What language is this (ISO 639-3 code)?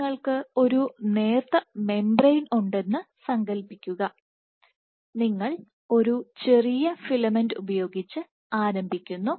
mal